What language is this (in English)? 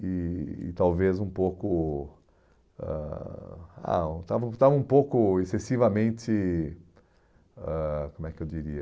Portuguese